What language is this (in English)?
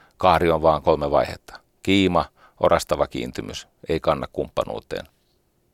Finnish